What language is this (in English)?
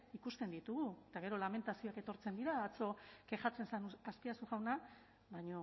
Basque